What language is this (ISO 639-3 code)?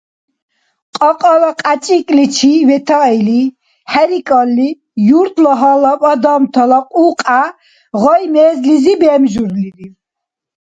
dar